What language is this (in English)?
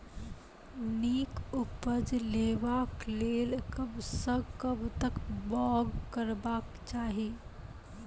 Maithili